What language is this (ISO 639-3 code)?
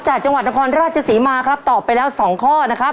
tha